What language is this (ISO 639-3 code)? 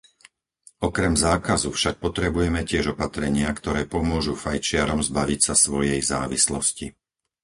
slk